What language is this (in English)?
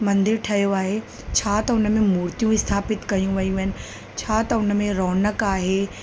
Sindhi